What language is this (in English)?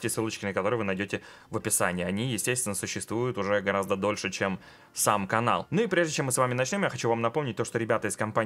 Russian